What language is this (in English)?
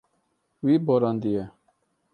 Kurdish